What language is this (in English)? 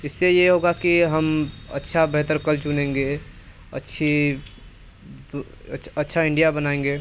Hindi